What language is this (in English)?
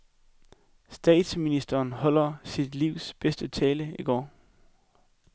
Danish